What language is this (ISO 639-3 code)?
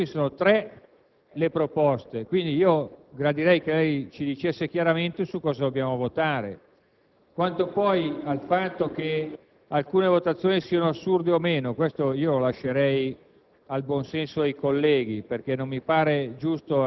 ita